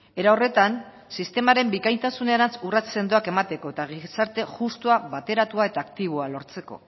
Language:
Basque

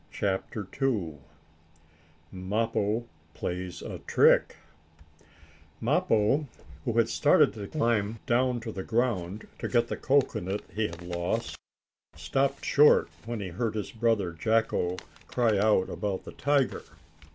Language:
English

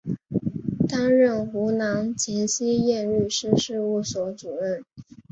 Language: Chinese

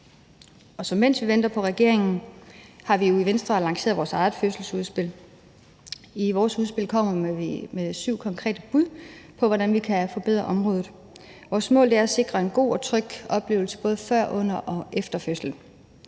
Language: Danish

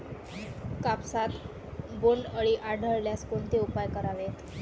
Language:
Marathi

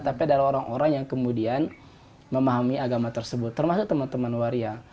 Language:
Indonesian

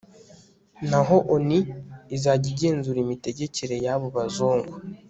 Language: Kinyarwanda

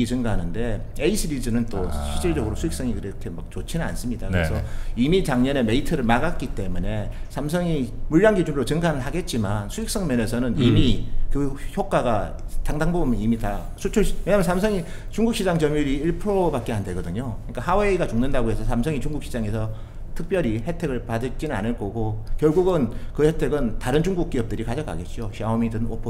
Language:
Korean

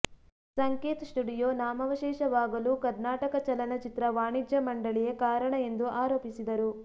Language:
Kannada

